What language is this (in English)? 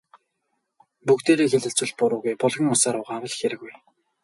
Mongolian